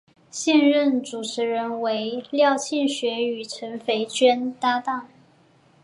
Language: Chinese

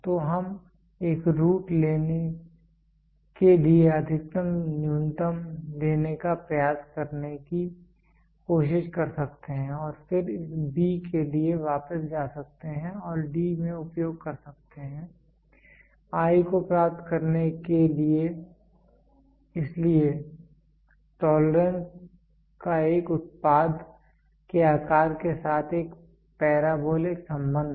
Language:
Hindi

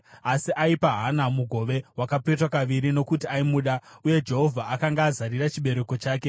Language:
Shona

